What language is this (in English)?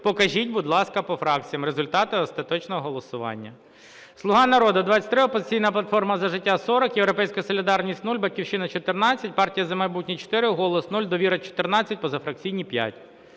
Ukrainian